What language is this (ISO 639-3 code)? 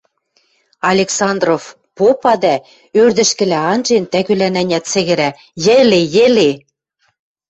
mrj